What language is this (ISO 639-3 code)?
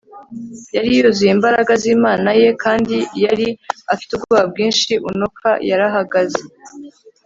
kin